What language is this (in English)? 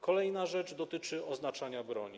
Polish